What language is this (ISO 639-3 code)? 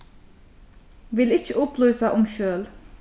fao